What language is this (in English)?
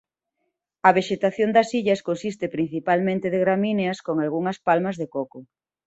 Galician